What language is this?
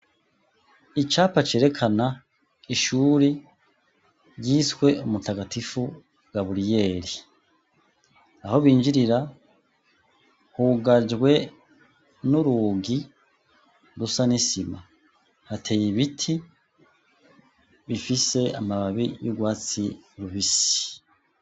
Rundi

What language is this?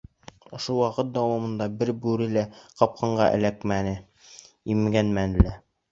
Bashkir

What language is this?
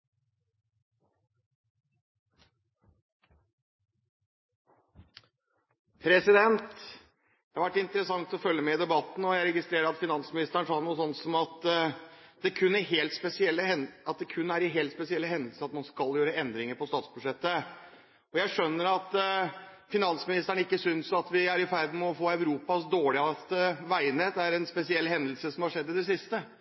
Norwegian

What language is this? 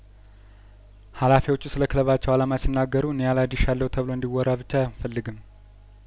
Amharic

